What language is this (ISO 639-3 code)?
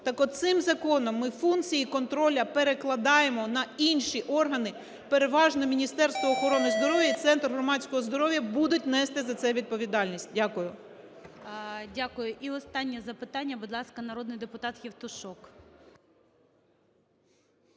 ukr